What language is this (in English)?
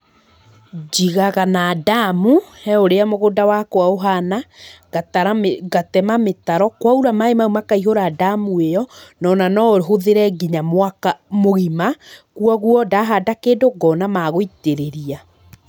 Kikuyu